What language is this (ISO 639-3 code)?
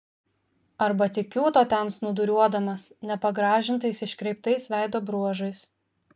lit